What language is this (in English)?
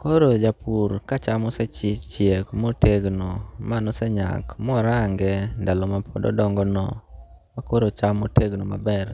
Luo (Kenya and Tanzania)